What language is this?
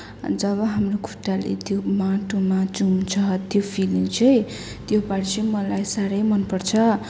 Nepali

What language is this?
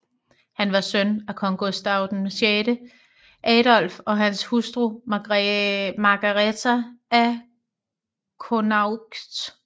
Danish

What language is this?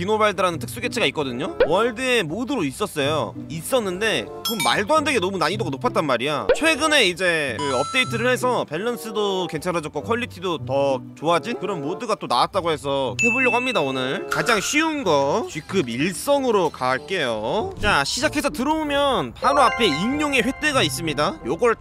Korean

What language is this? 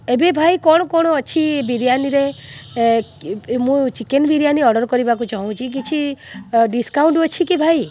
Odia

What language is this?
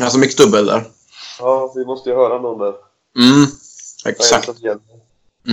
Swedish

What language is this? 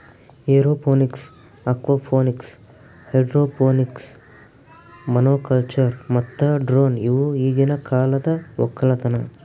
Kannada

